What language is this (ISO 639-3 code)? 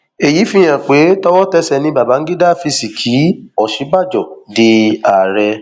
yor